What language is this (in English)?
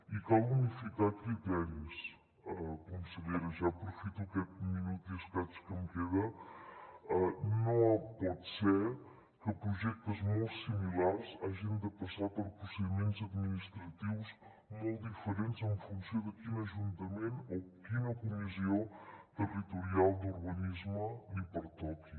Catalan